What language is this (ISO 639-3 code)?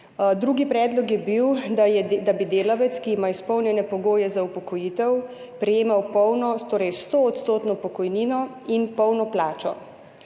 slv